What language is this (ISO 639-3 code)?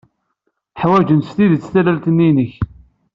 kab